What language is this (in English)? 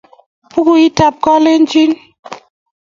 Kalenjin